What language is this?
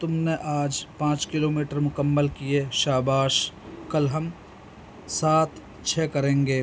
Urdu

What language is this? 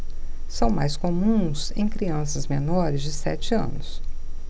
Portuguese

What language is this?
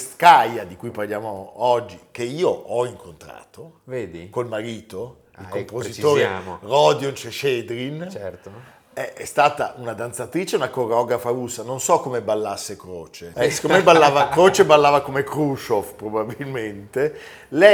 Italian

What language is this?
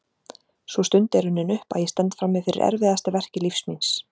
Icelandic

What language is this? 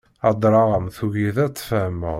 Kabyle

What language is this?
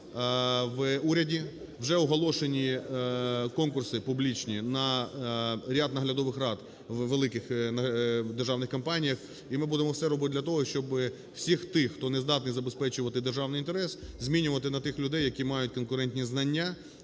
Ukrainian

